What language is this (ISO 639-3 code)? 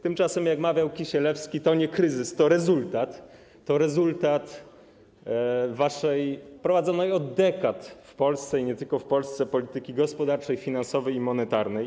pol